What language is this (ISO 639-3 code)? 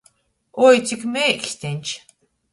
ltg